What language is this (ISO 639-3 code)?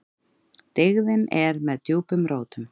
isl